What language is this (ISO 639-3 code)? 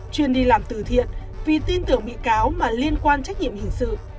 vie